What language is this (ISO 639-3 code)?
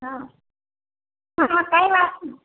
guj